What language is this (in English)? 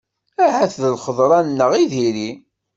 Kabyle